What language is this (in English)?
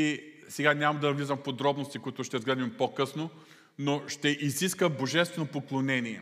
Bulgarian